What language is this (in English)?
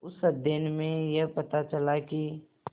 Hindi